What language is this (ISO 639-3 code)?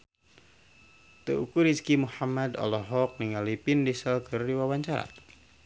sun